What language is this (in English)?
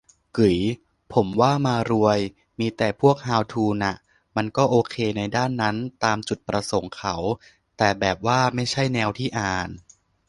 Thai